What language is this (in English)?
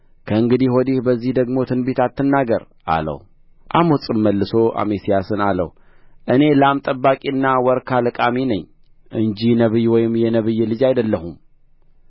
Amharic